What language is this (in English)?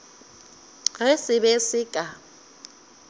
Northern Sotho